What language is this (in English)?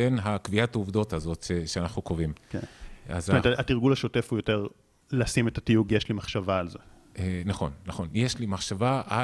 Hebrew